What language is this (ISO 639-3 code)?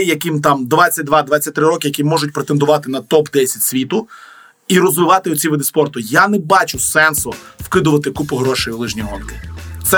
ukr